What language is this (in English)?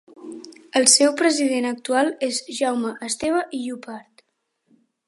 Catalan